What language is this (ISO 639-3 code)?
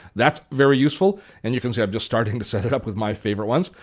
eng